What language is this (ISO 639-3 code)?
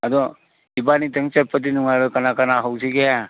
mni